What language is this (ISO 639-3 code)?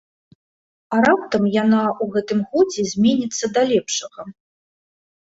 bel